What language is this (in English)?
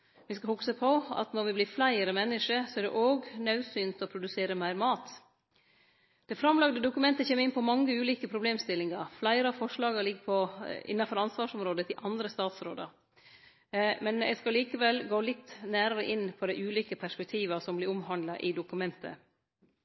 Norwegian Nynorsk